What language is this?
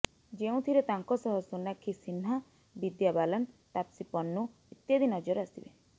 Odia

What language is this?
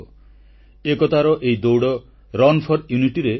Odia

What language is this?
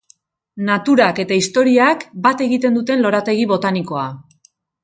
Basque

